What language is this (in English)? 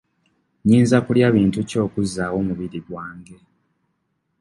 Ganda